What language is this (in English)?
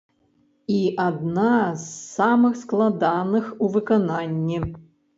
Belarusian